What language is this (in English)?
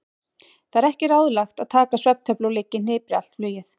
Icelandic